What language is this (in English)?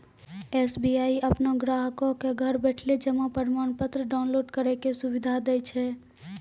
Maithili